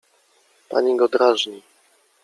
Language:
Polish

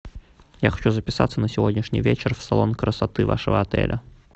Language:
Russian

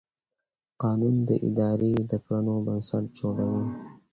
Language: Pashto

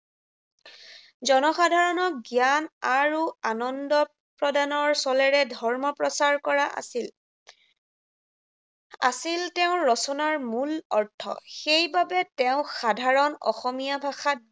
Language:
Assamese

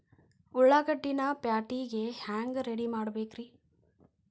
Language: Kannada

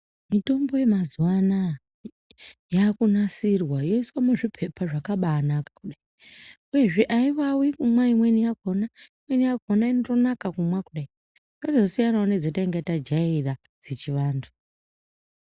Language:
Ndau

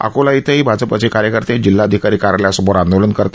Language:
Marathi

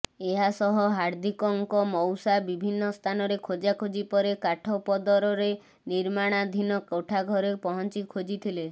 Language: Odia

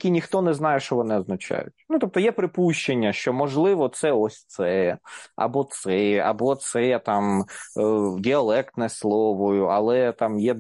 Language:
Ukrainian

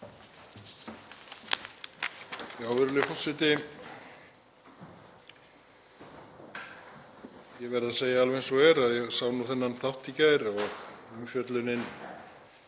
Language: Icelandic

